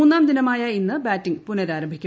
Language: Malayalam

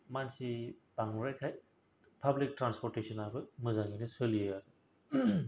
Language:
Bodo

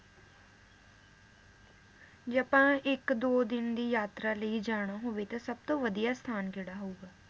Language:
Punjabi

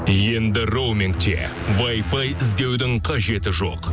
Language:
Kazakh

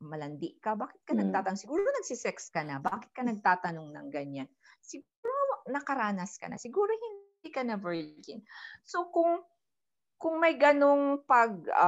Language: Filipino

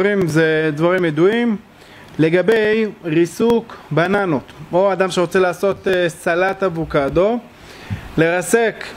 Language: Hebrew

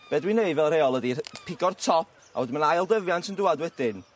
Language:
Welsh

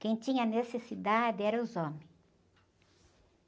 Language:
Portuguese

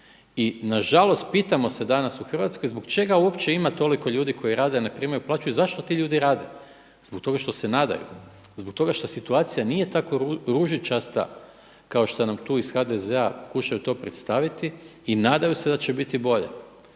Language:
Croatian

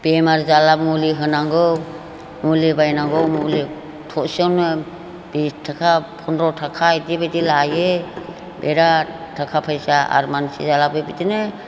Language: Bodo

